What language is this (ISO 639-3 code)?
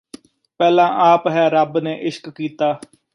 pan